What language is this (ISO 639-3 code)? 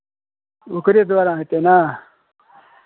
mai